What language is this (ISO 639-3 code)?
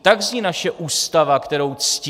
ces